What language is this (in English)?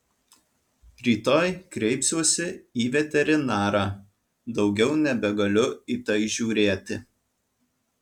Lithuanian